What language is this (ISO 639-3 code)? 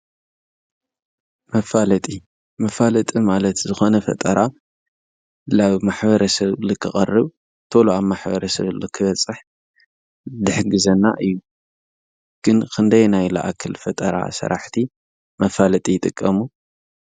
tir